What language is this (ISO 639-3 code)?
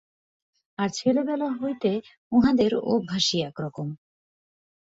ben